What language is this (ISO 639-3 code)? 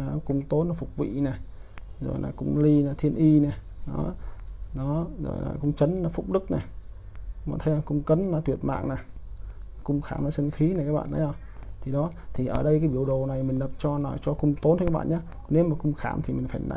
vie